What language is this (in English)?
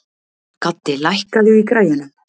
Icelandic